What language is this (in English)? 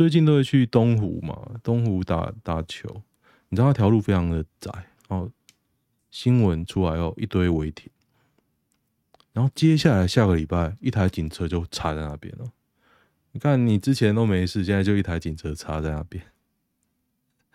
Chinese